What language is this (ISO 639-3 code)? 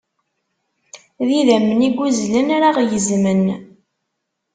kab